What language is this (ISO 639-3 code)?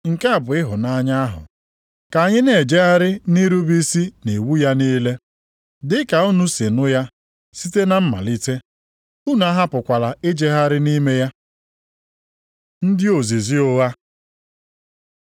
ibo